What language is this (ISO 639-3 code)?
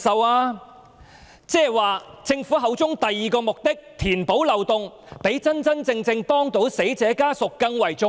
yue